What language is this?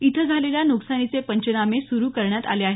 Marathi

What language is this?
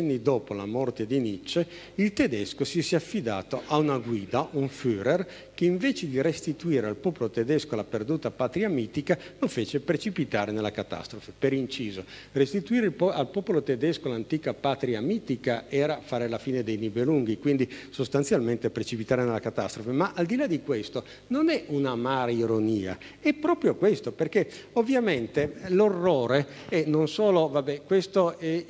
Italian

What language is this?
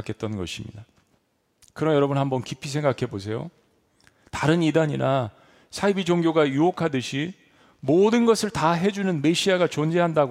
Korean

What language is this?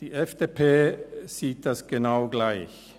Swiss German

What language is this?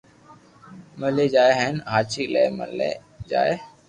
Loarki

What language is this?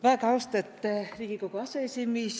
Estonian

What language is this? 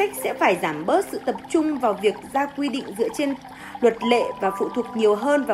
Vietnamese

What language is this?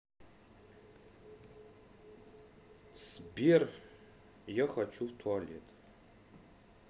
Russian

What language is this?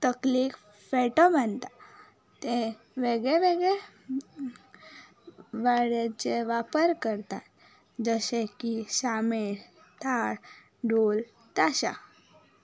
Konkani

